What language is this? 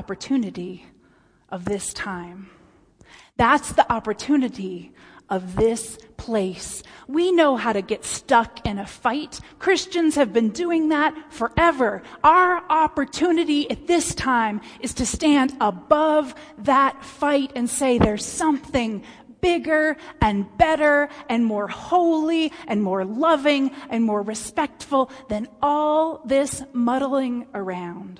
English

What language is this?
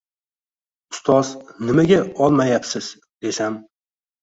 Uzbek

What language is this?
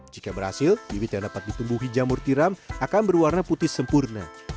Indonesian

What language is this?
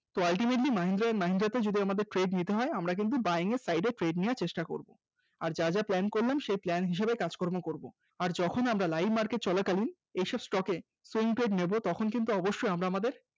Bangla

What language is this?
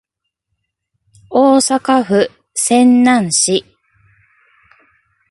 Japanese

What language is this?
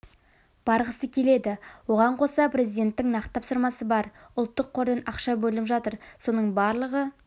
Kazakh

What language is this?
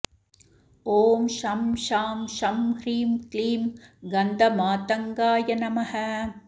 Sanskrit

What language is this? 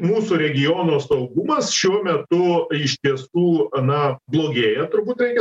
Lithuanian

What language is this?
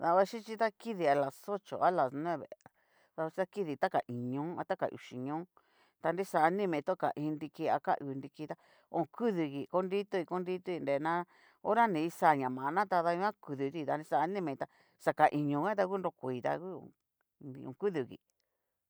Cacaloxtepec Mixtec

